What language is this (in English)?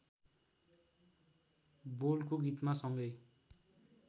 Nepali